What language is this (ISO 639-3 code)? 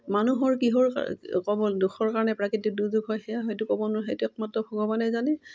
asm